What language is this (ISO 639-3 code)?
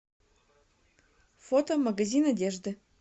rus